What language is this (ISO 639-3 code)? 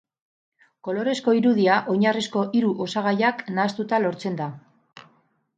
eus